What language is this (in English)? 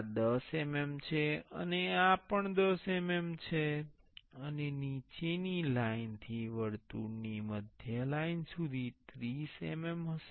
Gujarati